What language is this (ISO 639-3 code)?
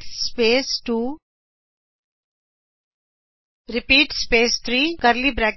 pan